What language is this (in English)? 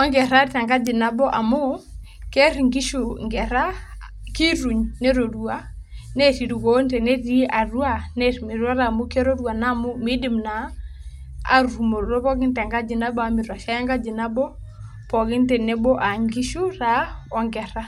Masai